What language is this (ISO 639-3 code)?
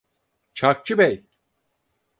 tur